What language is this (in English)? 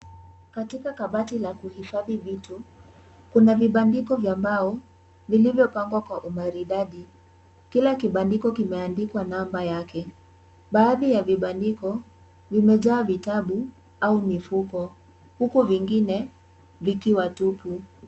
Swahili